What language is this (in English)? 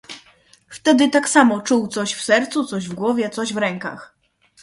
Polish